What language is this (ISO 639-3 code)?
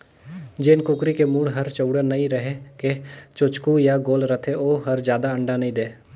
hne